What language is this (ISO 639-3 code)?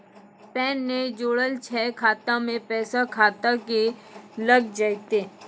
mai